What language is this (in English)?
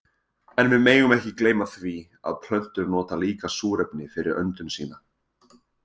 Icelandic